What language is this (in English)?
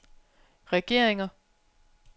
Danish